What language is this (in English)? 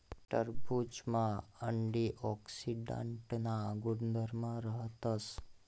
Marathi